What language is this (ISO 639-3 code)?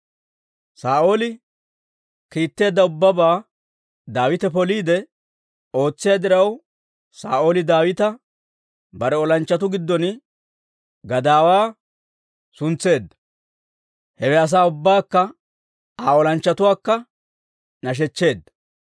dwr